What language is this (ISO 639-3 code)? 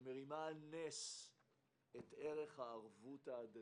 heb